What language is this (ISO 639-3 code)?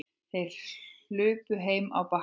isl